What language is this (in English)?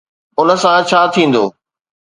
Sindhi